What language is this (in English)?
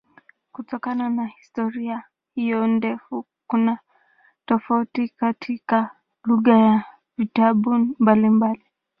Swahili